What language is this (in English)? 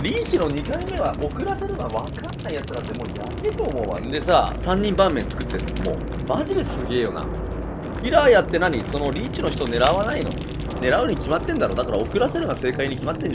Japanese